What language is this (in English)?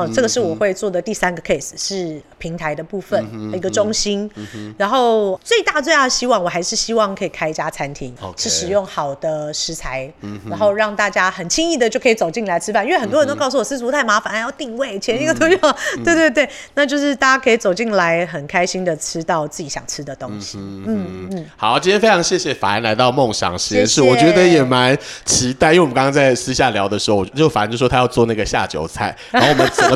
Chinese